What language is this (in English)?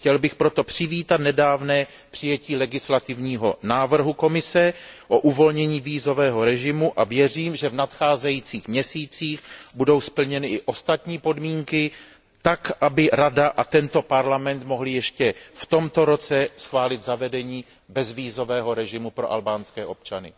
Czech